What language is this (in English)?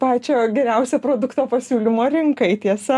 Lithuanian